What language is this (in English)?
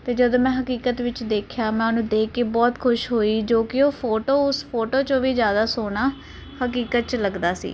Punjabi